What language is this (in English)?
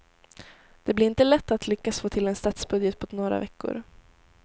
Swedish